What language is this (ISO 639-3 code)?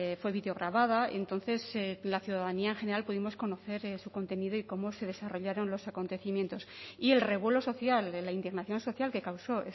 spa